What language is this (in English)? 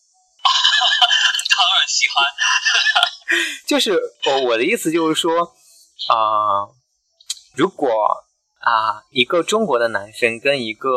Chinese